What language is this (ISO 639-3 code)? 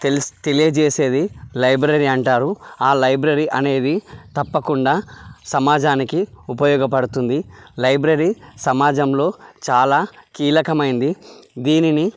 tel